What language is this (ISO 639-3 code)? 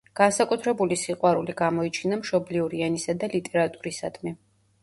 kat